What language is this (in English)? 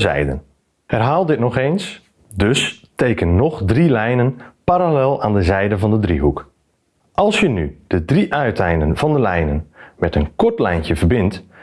Dutch